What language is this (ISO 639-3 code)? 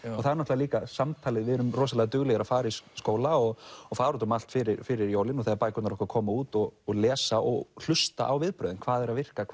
isl